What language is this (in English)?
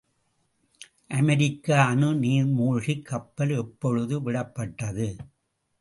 Tamil